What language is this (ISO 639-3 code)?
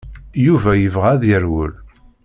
kab